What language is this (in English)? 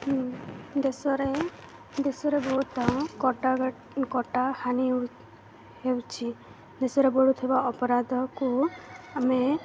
Odia